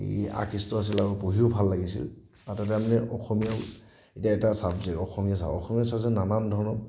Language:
Assamese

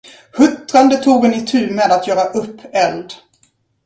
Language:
Swedish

